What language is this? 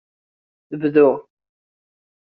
Kabyle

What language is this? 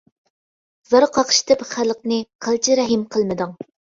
Uyghur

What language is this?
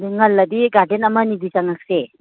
Manipuri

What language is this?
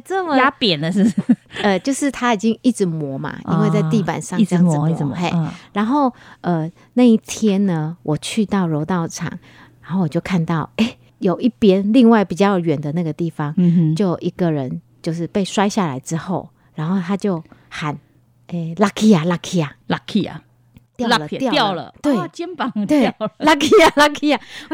Chinese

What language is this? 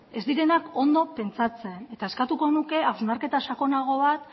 Basque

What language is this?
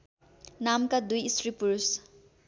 Nepali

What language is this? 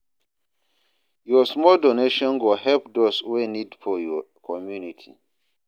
Nigerian Pidgin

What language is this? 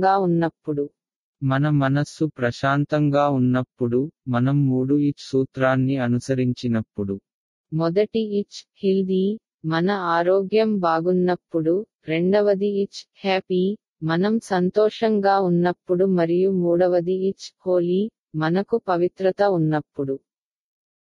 Tamil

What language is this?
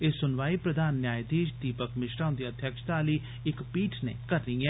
Dogri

